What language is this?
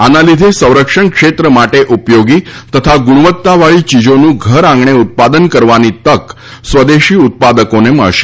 Gujarati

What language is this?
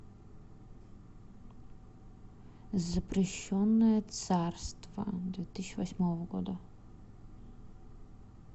Russian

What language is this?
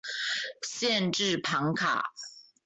Chinese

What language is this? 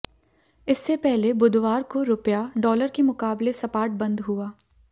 Hindi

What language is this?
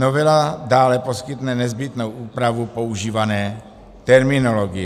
Czech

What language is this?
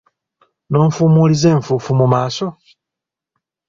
Ganda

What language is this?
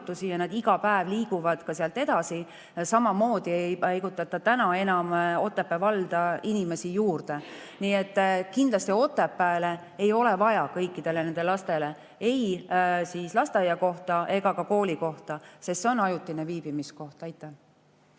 Estonian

